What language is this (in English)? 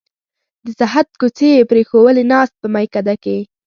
Pashto